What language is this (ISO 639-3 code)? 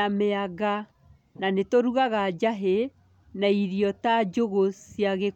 kik